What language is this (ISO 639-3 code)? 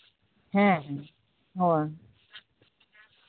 sat